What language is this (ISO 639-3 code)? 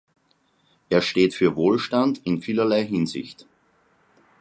deu